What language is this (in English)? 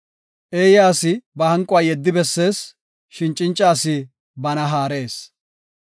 Gofa